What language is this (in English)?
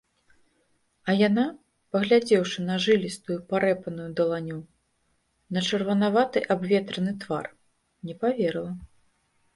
Belarusian